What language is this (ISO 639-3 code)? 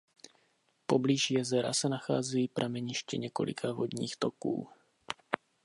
ces